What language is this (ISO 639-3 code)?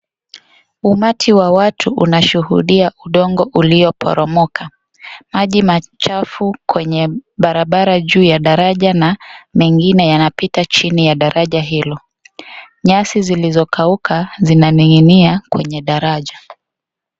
swa